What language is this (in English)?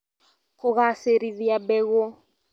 Kikuyu